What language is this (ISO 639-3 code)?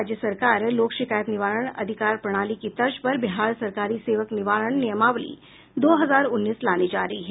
hin